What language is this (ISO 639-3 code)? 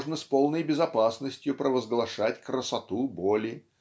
rus